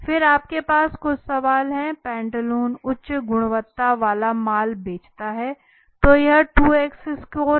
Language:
Hindi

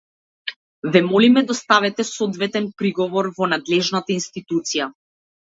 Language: Macedonian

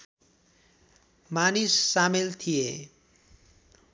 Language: Nepali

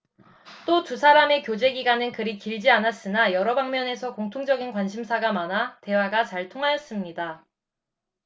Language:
Korean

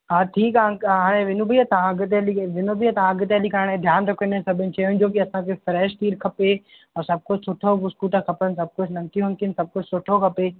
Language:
Sindhi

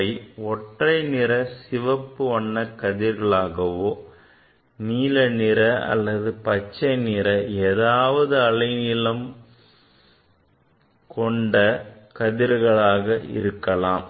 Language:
Tamil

